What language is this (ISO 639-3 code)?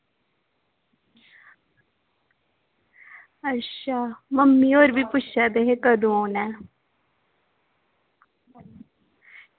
doi